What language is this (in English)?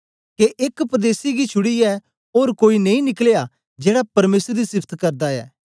Dogri